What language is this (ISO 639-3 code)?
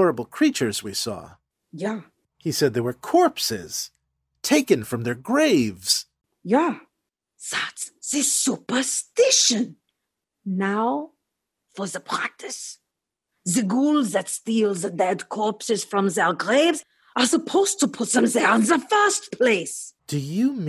eng